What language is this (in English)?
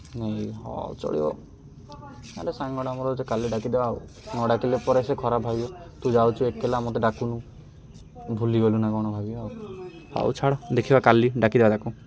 Odia